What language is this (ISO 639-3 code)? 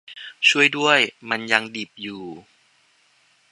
tha